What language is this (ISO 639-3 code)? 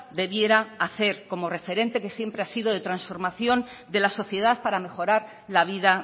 spa